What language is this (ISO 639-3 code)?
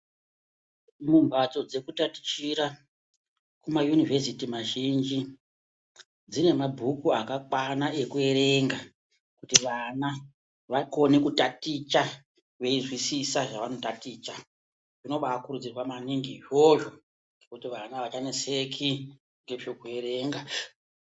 ndc